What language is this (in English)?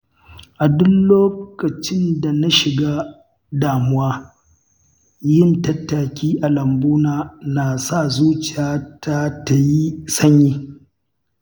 Hausa